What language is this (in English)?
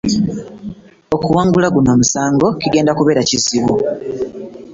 Ganda